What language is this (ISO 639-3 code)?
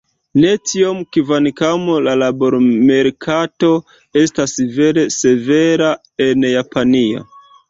epo